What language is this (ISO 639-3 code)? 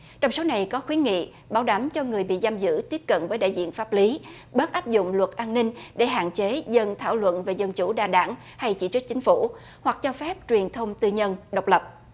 vie